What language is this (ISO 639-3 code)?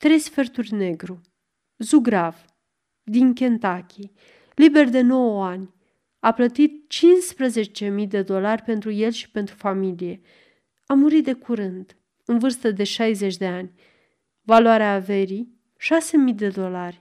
ron